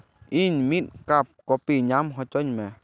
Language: Santali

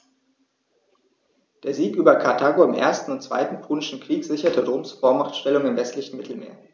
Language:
German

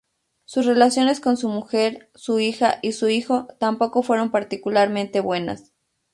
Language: Spanish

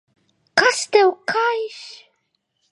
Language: Latvian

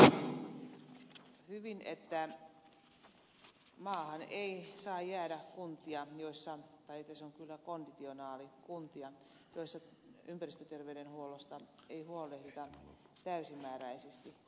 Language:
Finnish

